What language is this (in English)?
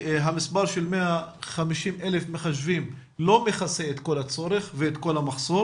Hebrew